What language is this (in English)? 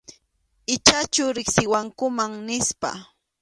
Arequipa-La Unión Quechua